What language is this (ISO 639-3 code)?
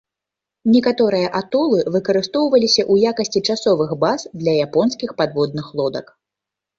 bel